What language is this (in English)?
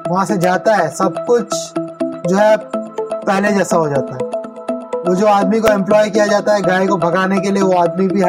Hindi